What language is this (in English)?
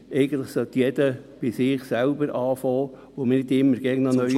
Swiss German